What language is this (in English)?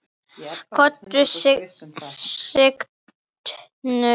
Icelandic